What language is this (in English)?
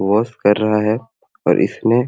Sadri